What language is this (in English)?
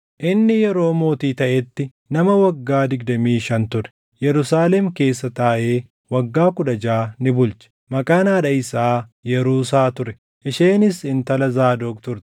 Oromo